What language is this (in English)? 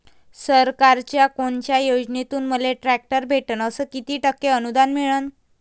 Marathi